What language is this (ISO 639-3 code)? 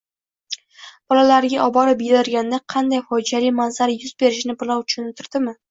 uzb